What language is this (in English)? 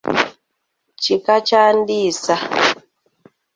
Ganda